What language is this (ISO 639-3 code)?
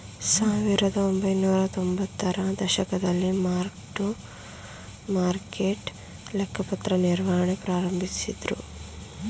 kan